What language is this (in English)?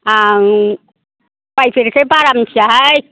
Bodo